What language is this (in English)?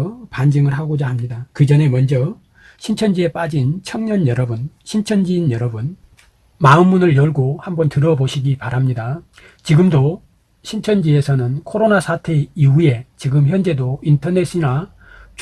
Korean